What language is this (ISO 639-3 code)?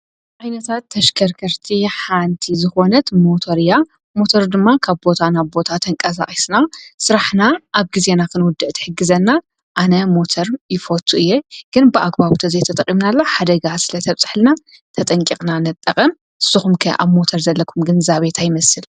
tir